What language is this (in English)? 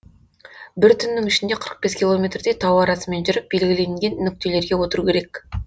Kazakh